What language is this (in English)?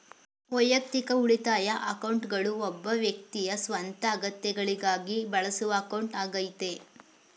Kannada